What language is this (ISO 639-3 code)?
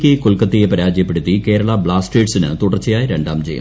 mal